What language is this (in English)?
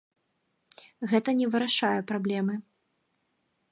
Belarusian